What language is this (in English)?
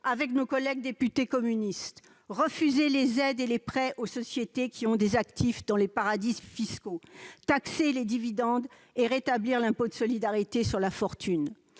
French